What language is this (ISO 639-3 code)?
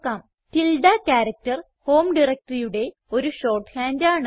mal